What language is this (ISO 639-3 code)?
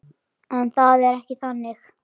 isl